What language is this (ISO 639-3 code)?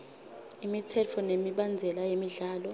ssw